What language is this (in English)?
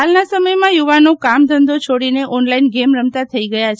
Gujarati